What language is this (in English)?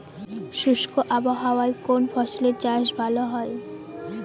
Bangla